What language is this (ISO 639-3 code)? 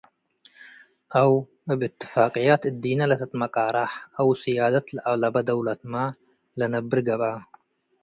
tig